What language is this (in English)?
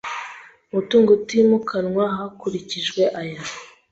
Kinyarwanda